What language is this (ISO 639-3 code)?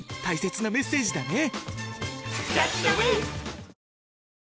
jpn